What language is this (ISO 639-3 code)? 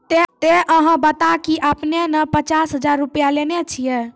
mai